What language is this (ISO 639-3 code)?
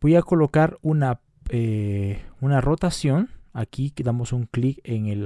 spa